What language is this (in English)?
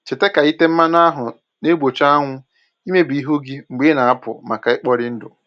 Igbo